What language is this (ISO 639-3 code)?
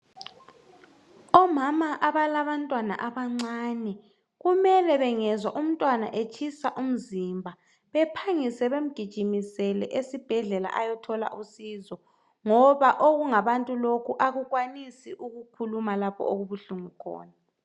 nde